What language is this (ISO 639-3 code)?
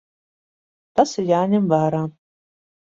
lav